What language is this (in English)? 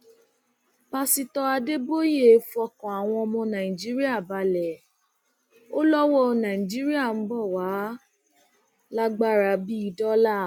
Yoruba